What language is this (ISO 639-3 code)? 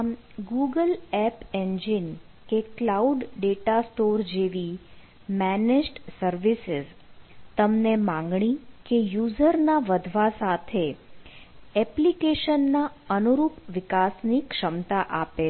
guj